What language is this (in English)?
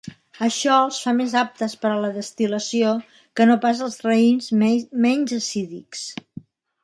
Catalan